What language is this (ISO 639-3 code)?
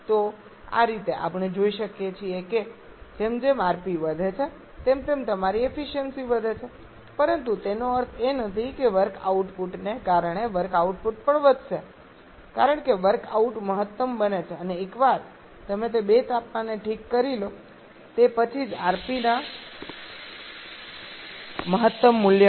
guj